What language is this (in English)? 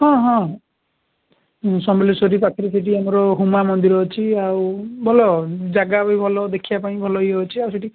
Odia